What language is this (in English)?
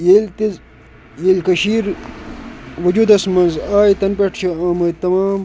Kashmiri